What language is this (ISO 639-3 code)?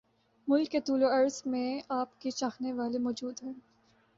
urd